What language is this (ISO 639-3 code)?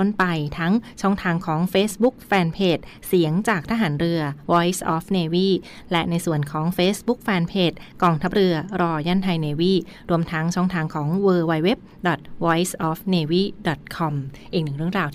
tha